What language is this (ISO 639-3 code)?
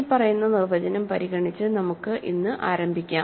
mal